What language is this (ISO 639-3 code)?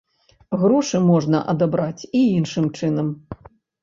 bel